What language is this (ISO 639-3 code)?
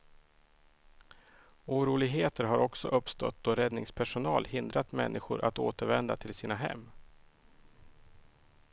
swe